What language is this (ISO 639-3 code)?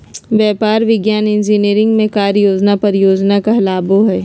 mag